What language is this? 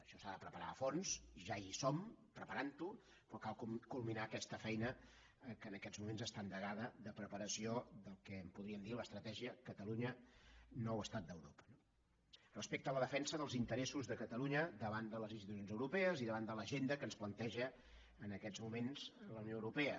Catalan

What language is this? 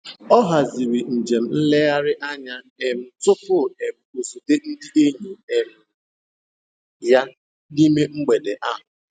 Igbo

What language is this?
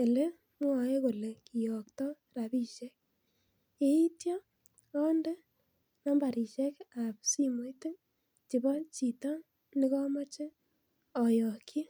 Kalenjin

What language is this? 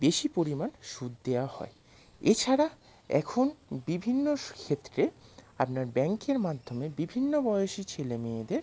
Bangla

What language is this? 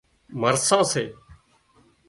Wadiyara Koli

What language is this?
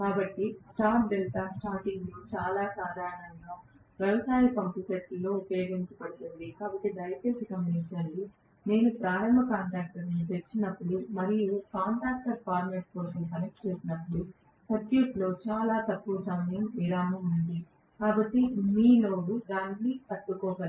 Telugu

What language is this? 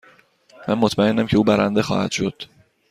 Persian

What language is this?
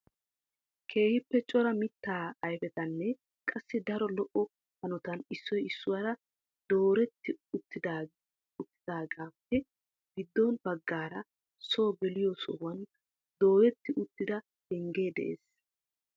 Wolaytta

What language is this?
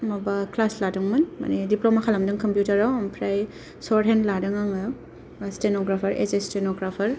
Bodo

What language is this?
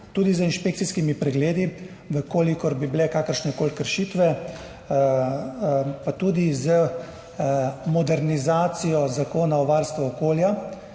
Slovenian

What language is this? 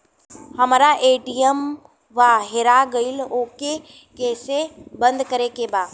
Bhojpuri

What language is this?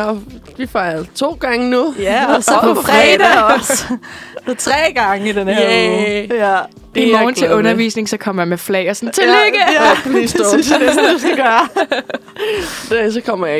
Danish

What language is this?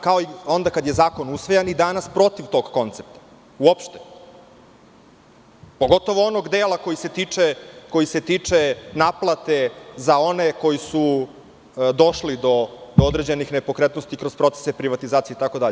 Serbian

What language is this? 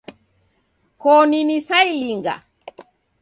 Taita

